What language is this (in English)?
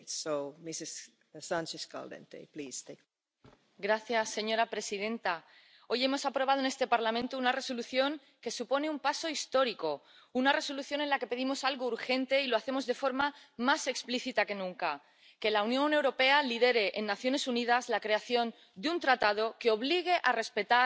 Spanish